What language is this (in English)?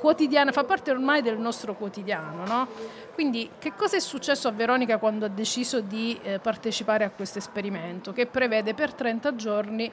Italian